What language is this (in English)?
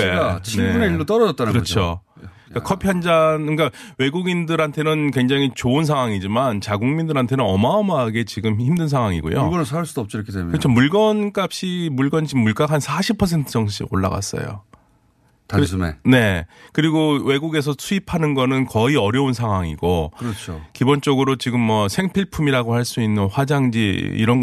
Korean